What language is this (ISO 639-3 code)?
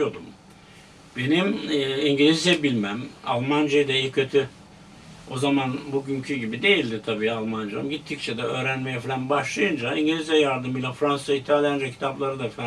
tur